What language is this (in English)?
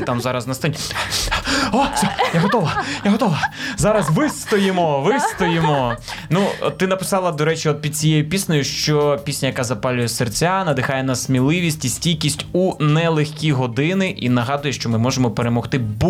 Ukrainian